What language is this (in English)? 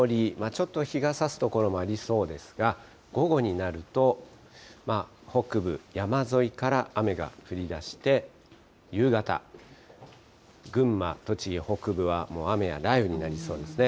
Japanese